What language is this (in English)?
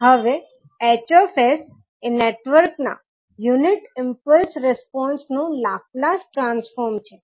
Gujarati